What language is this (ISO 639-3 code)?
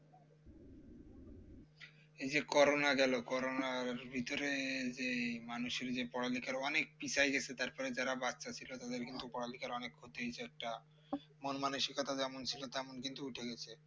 ben